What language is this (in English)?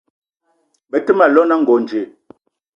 Eton (Cameroon)